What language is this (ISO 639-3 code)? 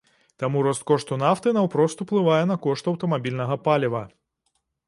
bel